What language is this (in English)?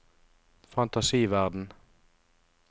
Norwegian